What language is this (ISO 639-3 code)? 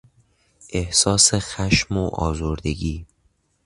fas